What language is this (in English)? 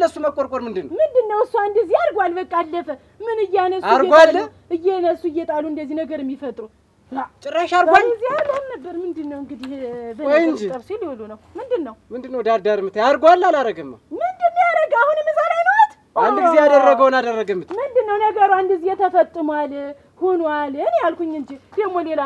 Arabic